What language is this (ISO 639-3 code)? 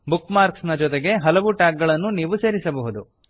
kan